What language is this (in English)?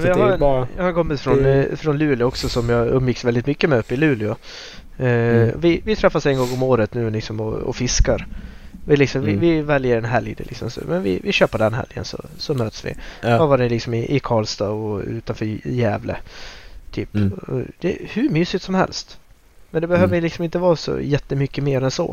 Swedish